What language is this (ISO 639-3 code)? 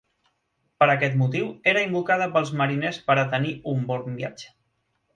cat